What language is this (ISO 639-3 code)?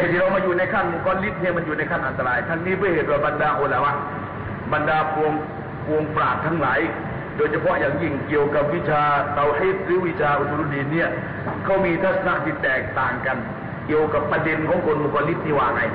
tha